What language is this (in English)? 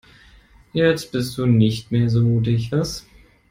German